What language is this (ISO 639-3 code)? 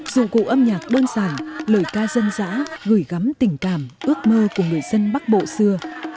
vie